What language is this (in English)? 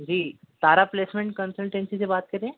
Urdu